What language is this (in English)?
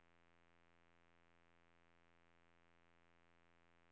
Swedish